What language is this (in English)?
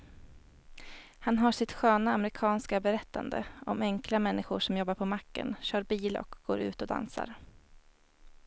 Swedish